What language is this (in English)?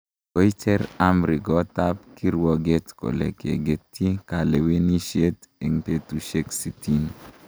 Kalenjin